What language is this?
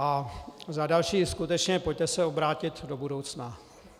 Czech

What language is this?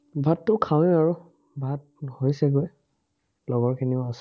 Assamese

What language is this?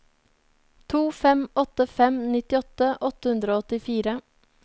Norwegian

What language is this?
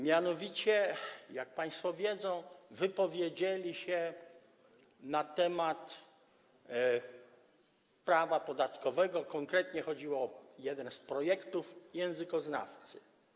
Polish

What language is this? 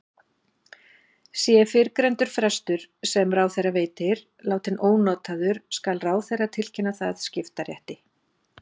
Icelandic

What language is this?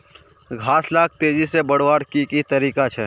Magahi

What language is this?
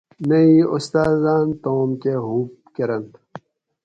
Gawri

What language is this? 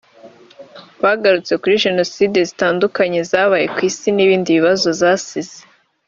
Kinyarwanda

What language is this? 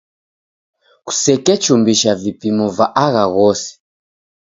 Taita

